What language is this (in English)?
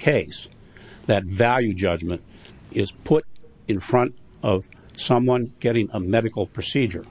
English